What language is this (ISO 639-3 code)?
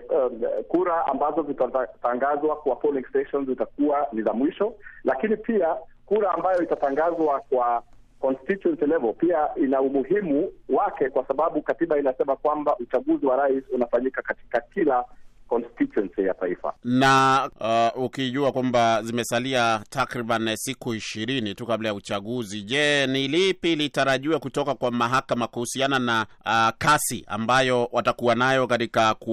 swa